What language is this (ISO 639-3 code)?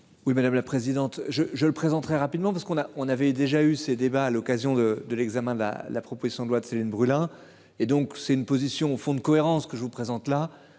fra